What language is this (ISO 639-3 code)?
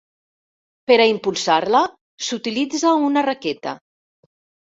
cat